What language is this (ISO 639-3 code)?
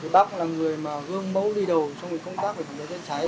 vie